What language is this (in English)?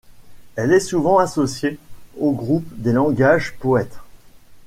French